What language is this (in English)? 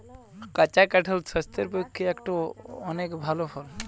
Bangla